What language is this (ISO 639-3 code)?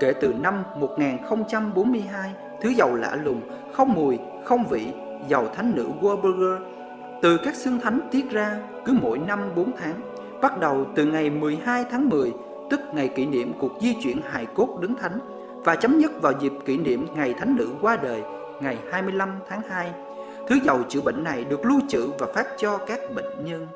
vie